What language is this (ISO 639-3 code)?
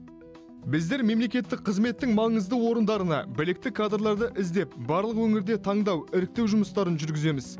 kaz